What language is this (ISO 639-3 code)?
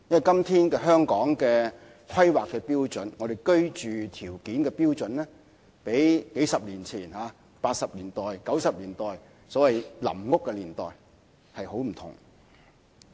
yue